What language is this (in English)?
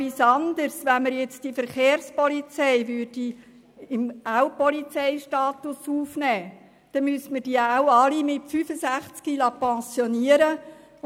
Swiss German